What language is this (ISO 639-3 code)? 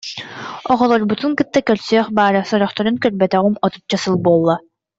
sah